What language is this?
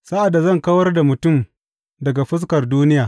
Hausa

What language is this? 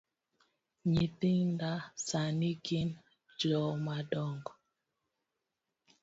Luo (Kenya and Tanzania)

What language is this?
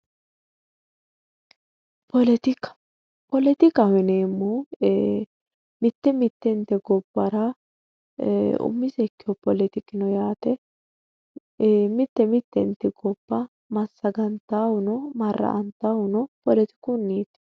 Sidamo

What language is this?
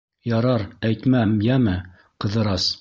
Bashkir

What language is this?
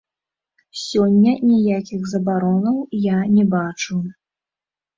Belarusian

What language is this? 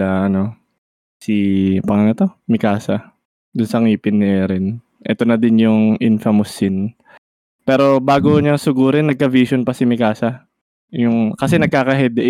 Filipino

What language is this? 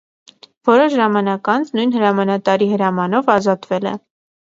Armenian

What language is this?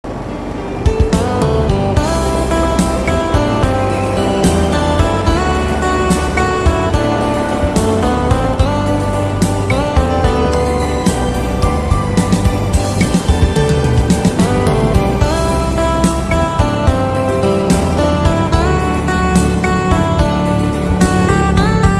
Indonesian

